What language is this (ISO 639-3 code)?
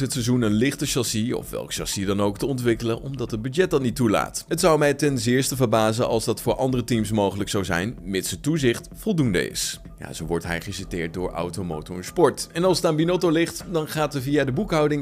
nld